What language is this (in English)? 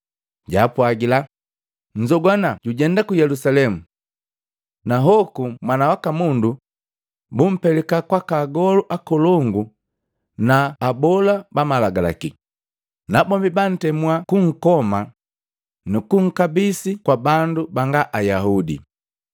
Matengo